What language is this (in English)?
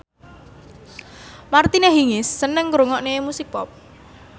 Javanese